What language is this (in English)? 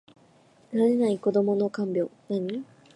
Japanese